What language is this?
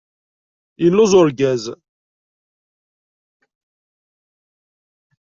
Kabyle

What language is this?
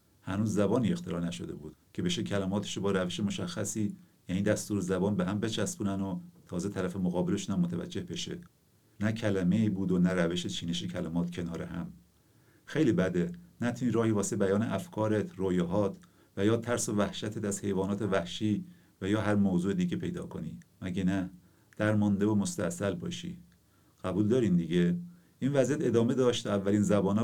Persian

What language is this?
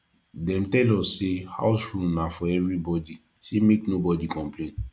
Nigerian Pidgin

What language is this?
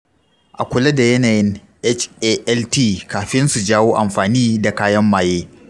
Hausa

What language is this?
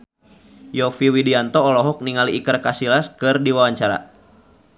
Sundanese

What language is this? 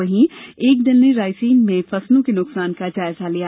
Hindi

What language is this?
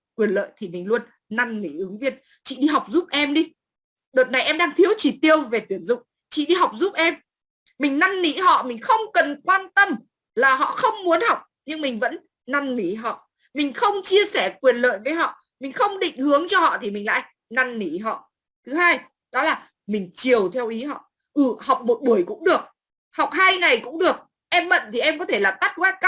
Vietnamese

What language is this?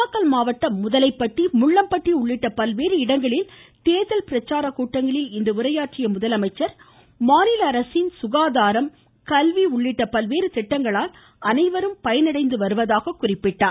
Tamil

